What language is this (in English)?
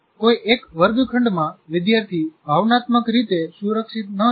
Gujarati